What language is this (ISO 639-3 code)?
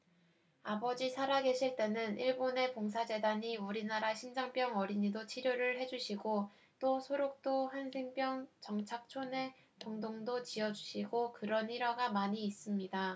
kor